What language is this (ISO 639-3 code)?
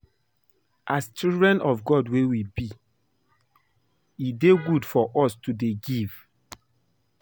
pcm